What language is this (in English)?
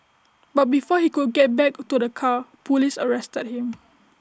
English